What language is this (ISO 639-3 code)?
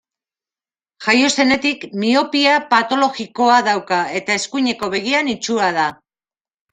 eus